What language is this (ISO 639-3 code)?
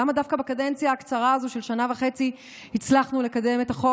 heb